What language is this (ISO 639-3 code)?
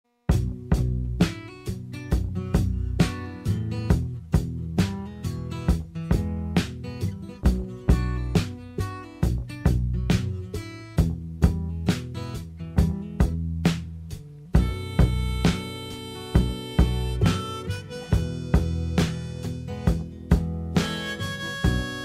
pol